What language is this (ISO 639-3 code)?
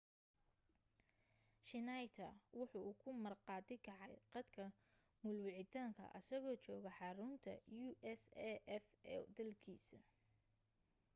som